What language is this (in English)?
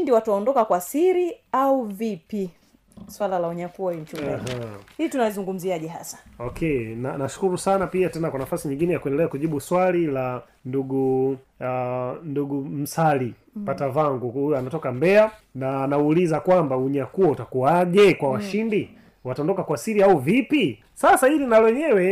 Swahili